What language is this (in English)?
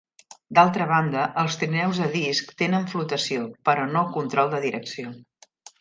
Catalan